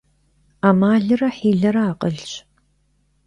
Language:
Kabardian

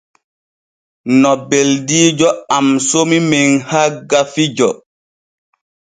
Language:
Borgu Fulfulde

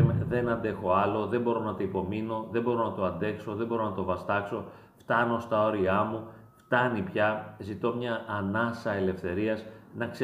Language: Greek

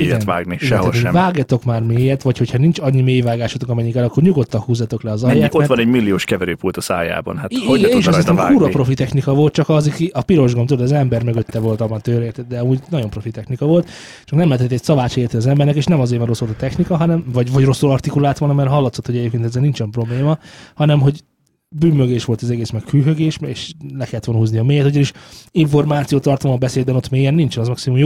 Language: Hungarian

